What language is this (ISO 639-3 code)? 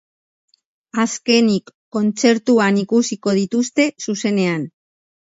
eus